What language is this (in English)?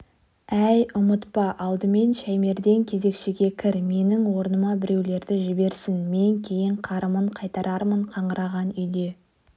Kazakh